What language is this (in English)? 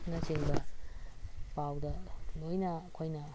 Manipuri